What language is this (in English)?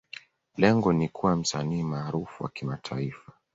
Swahili